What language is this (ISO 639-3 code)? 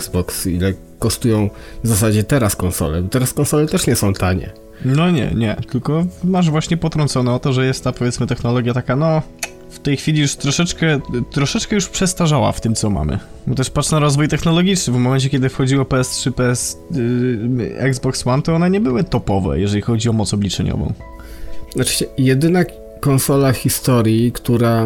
pol